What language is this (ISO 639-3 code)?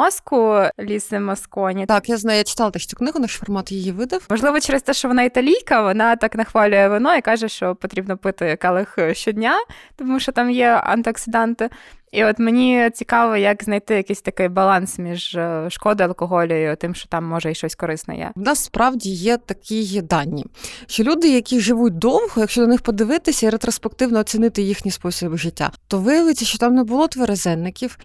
ukr